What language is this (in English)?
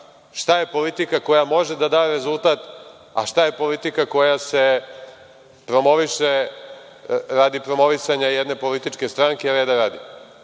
Serbian